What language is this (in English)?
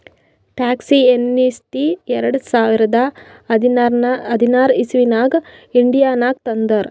Kannada